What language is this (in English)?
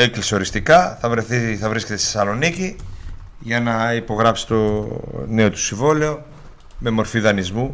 Greek